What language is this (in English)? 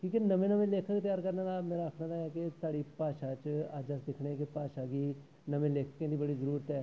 Dogri